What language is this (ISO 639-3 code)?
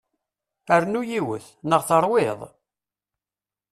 kab